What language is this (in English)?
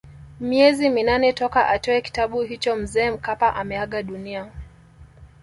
Swahili